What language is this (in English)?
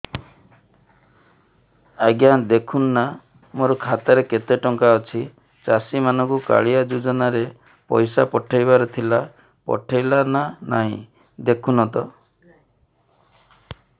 Odia